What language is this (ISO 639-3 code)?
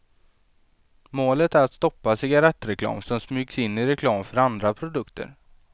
swe